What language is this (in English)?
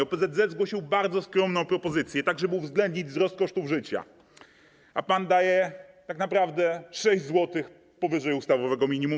Polish